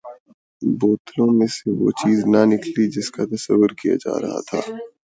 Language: Urdu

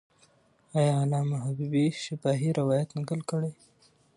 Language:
Pashto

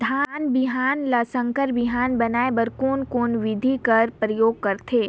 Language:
Chhattisgarhi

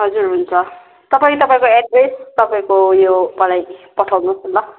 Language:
Nepali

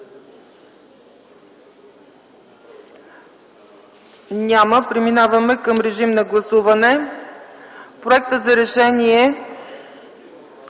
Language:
Bulgarian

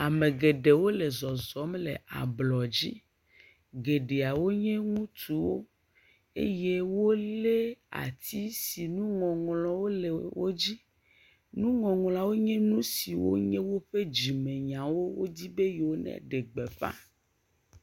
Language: Ewe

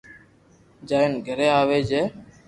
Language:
Loarki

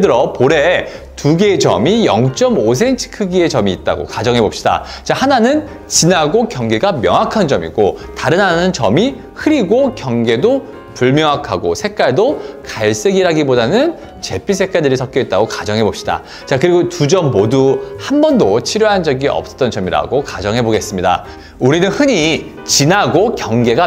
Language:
Korean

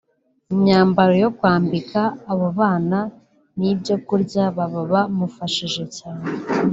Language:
Kinyarwanda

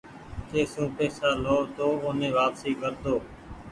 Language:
Goaria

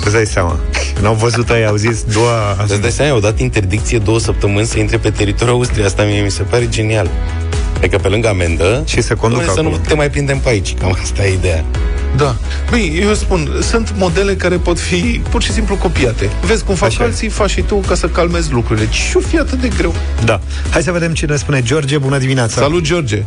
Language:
Romanian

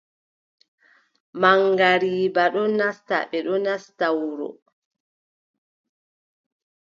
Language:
Adamawa Fulfulde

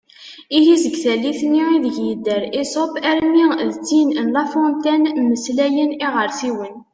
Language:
Kabyle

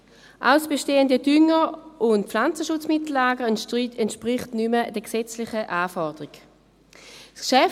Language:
Swiss German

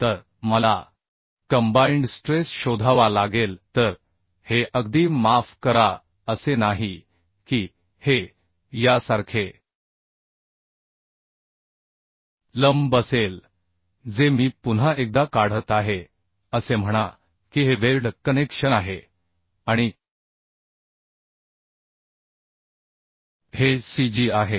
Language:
Marathi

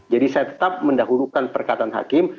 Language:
Indonesian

